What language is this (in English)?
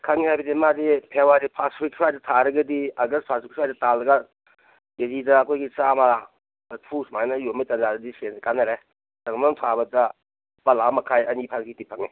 Manipuri